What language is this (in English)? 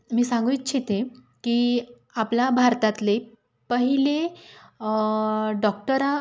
Marathi